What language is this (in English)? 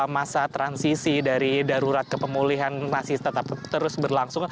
Indonesian